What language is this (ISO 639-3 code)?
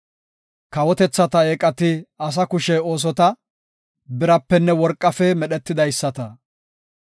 gof